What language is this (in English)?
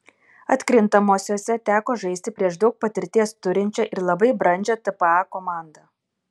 Lithuanian